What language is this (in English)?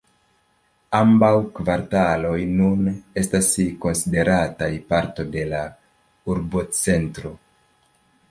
Esperanto